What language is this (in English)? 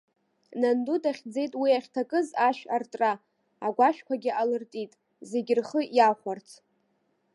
Abkhazian